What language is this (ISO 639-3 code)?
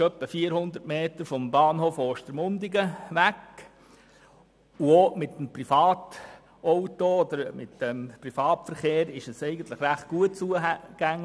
gsw